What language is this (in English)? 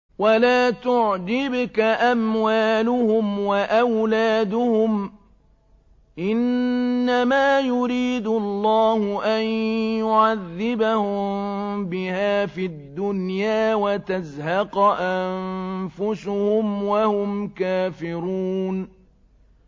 Arabic